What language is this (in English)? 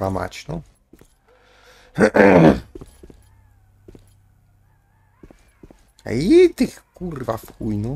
Polish